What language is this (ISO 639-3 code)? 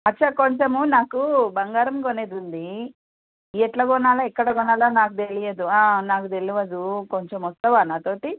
tel